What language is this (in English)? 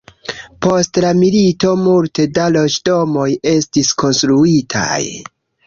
Esperanto